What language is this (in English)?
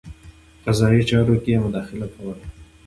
Pashto